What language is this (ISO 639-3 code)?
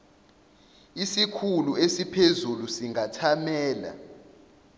zul